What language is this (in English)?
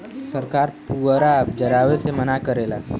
Bhojpuri